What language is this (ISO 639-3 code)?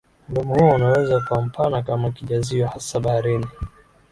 swa